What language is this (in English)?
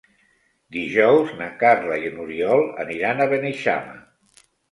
Catalan